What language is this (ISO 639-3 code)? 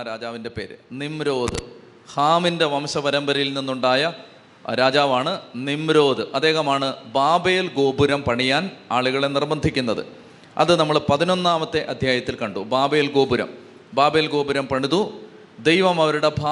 mal